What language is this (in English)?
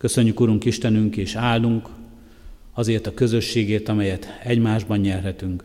Hungarian